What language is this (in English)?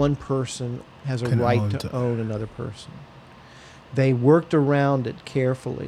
English